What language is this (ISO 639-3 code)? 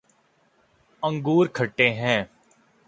urd